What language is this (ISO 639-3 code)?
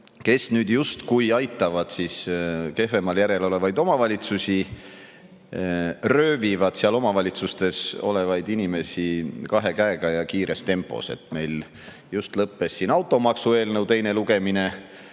est